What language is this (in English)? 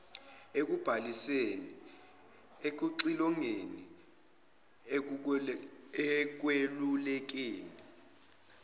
Zulu